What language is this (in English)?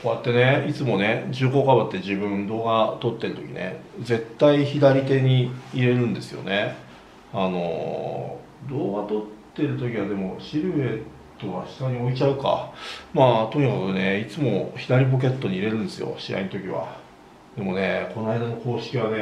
Japanese